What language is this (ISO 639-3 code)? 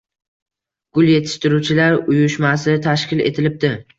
uzb